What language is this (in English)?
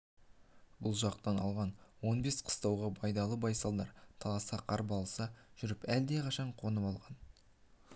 Kazakh